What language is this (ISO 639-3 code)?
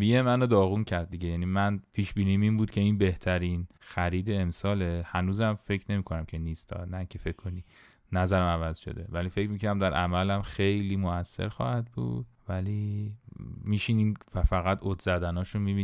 fas